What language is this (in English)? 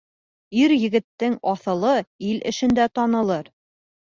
Bashkir